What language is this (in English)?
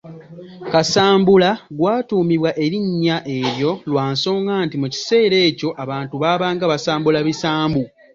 Ganda